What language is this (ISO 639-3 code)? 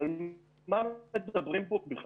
heb